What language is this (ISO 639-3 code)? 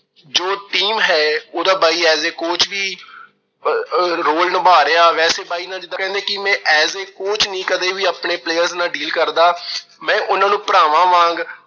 pan